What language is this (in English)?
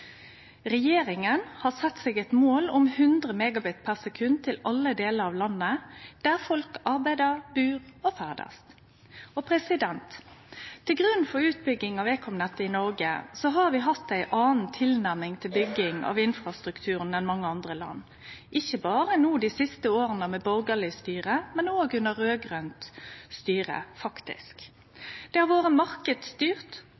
Norwegian Nynorsk